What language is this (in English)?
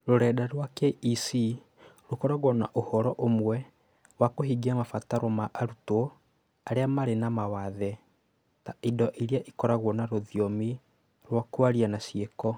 Kikuyu